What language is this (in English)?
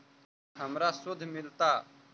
Magahi